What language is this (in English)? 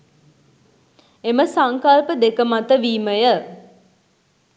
Sinhala